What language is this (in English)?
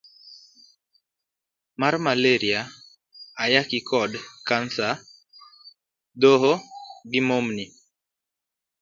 Luo (Kenya and Tanzania)